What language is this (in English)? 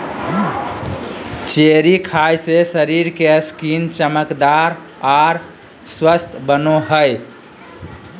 Magahi